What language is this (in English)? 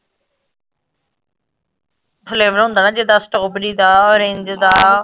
Punjabi